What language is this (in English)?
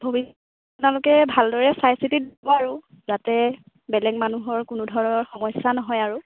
Assamese